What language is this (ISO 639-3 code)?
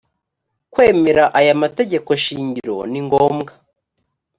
kin